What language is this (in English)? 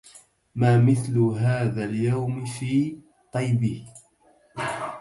Arabic